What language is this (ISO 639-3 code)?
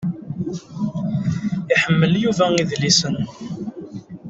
kab